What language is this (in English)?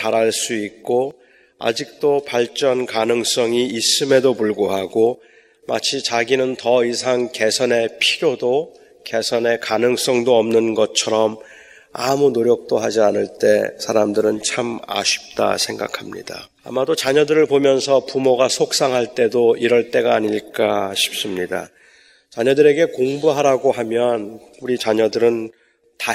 Korean